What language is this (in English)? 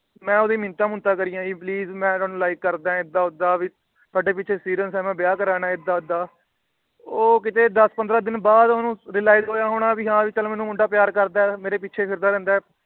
Punjabi